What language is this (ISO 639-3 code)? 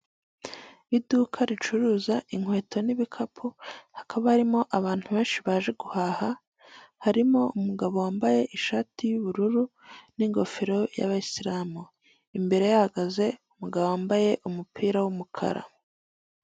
kin